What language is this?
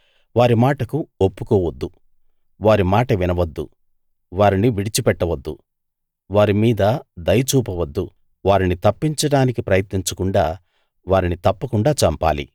Telugu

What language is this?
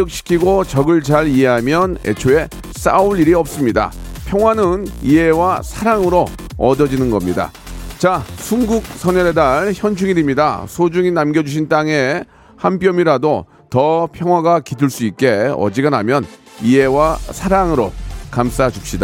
Korean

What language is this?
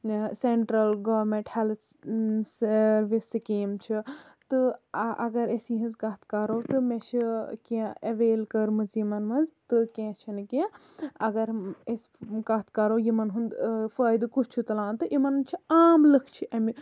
Kashmiri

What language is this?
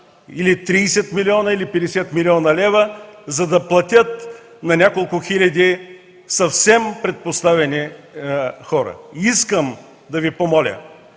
Bulgarian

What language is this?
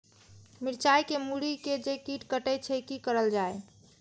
Maithili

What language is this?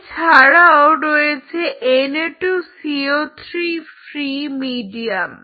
Bangla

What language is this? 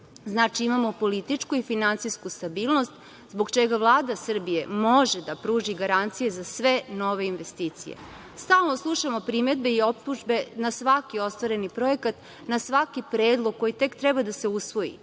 Serbian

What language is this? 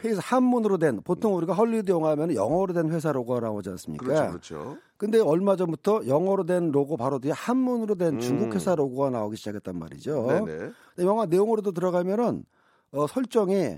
Korean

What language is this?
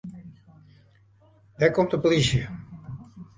Western Frisian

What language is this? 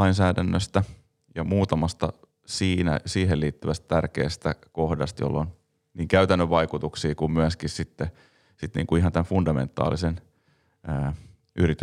Finnish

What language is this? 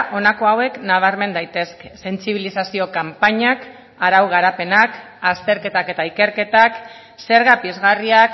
Basque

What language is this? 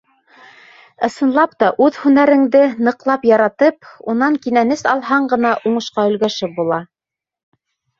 Bashkir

